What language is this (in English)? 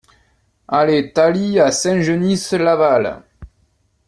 French